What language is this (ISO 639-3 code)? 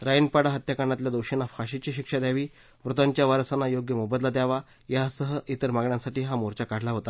mar